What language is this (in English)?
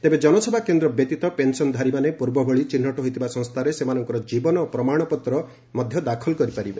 Odia